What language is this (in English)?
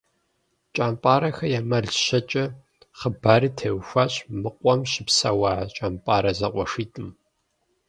Kabardian